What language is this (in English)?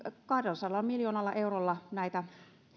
Finnish